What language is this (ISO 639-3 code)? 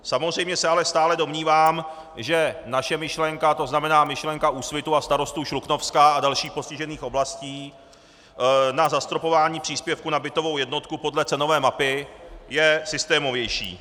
ces